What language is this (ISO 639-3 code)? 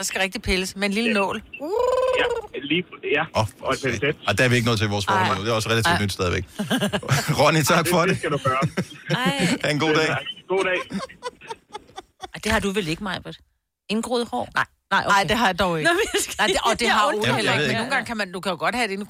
dan